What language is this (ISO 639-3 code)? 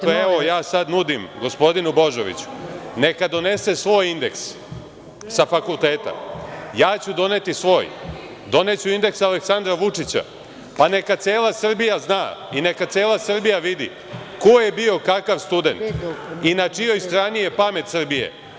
srp